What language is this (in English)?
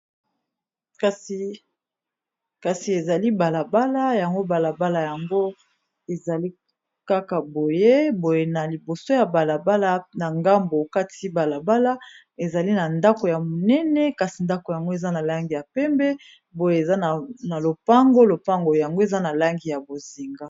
Lingala